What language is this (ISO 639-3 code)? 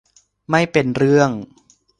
tha